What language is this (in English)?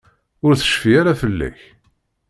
Kabyle